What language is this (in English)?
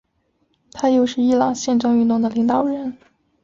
Chinese